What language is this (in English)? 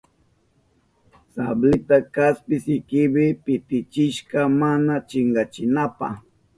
Southern Pastaza Quechua